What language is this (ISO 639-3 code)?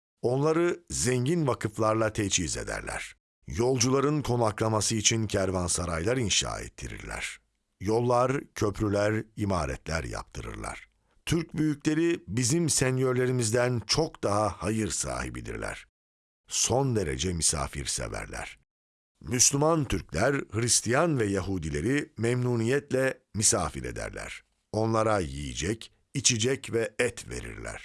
tur